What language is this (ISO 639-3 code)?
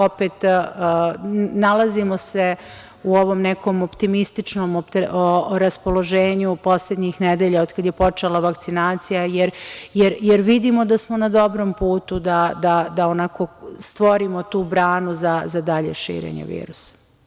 srp